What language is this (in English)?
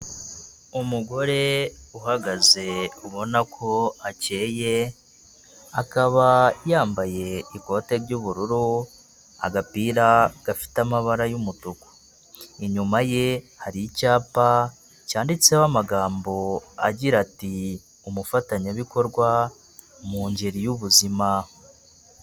Kinyarwanda